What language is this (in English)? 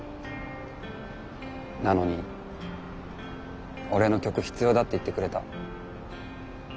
Japanese